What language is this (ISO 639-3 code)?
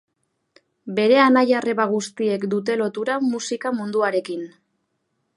eus